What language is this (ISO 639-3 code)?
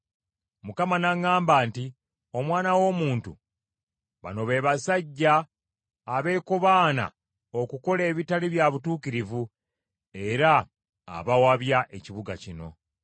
lug